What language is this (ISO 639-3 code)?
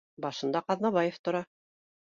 bak